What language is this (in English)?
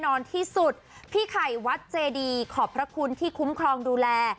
Thai